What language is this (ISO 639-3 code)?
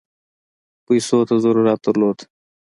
pus